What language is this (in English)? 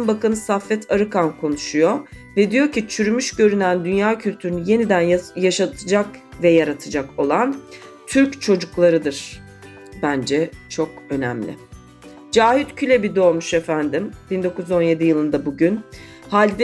Turkish